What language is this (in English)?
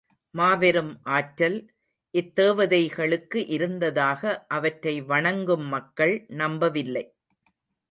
Tamil